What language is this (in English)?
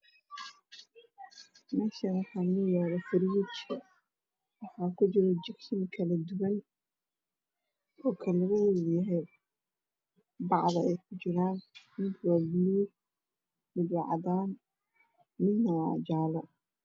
Somali